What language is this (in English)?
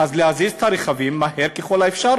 Hebrew